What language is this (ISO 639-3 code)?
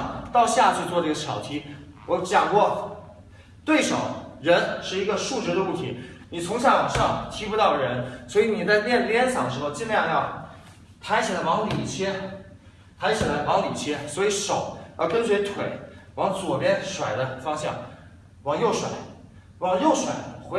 zho